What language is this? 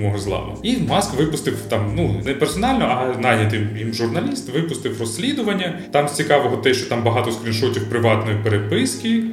Ukrainian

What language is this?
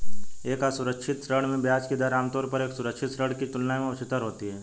Hindi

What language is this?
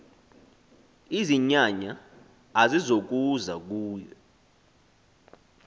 Xhosa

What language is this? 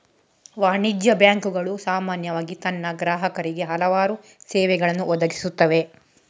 Kannada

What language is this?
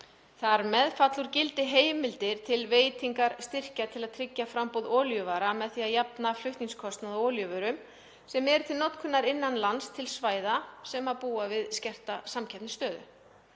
Icelandic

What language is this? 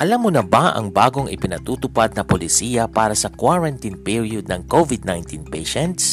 Filipino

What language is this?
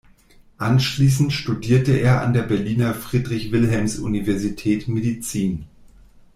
German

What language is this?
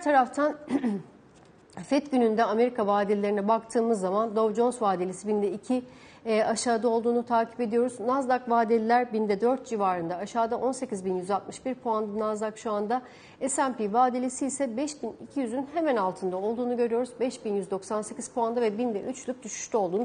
Turkish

